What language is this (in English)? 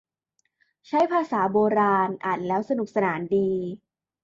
Thai